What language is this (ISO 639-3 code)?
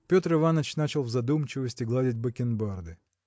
rus